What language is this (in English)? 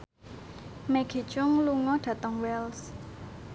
Javanese